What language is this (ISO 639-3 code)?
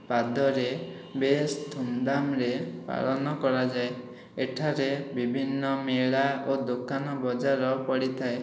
ori